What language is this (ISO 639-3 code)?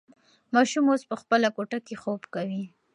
pus